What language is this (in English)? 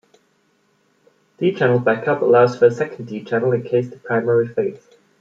English